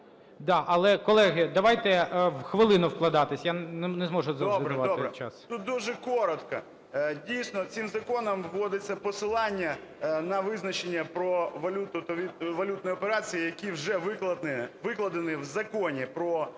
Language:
Ukrainian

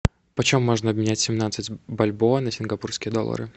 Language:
Russian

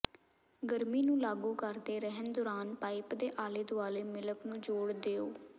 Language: Punjabi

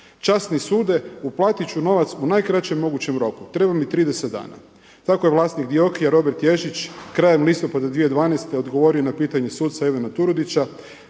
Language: Croatian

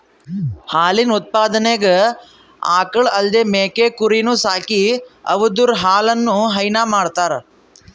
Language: Kannada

